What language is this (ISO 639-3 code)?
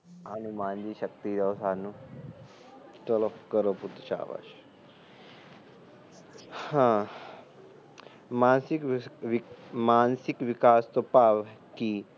pan